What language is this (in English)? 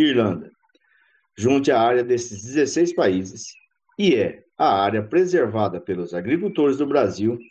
Portuguese